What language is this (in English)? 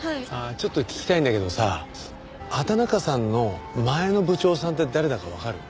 Japanese